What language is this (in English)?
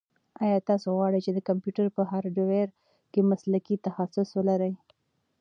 Pashto